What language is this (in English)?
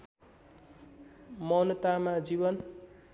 Nepali